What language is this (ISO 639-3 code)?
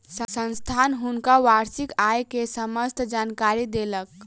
mai